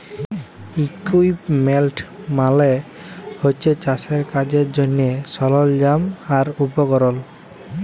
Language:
Bangla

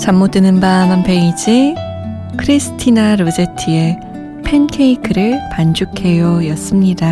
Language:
Korean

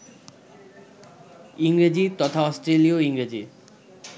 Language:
Bangla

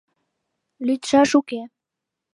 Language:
Mari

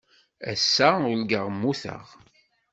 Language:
Kabyle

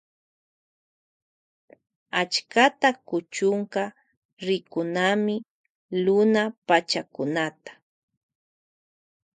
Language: Loja Highland Quichua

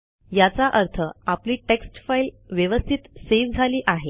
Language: Marathi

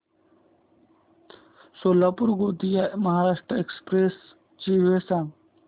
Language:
Marathi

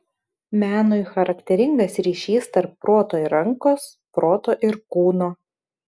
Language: Lithuanian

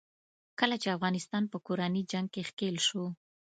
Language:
Pashto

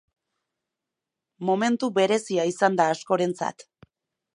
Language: Basque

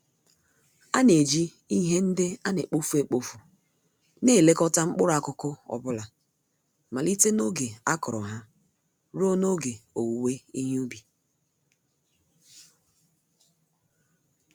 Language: Igbo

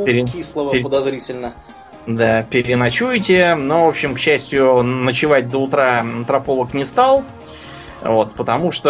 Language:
Russian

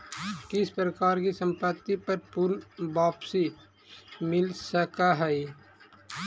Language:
Magahi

